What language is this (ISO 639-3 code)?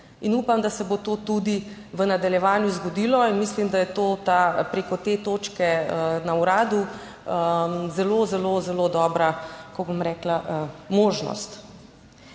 slv